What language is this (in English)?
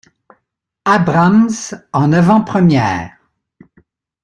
French